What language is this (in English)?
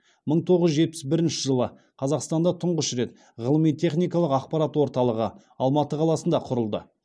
Kazakh